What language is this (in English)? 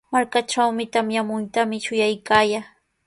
Sihuas Ancash Quechua